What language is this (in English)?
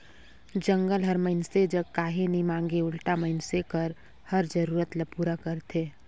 Chhattisgarhi